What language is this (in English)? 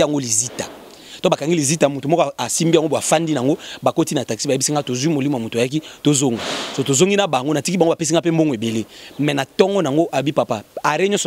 French